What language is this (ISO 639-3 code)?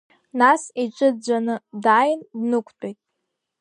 abk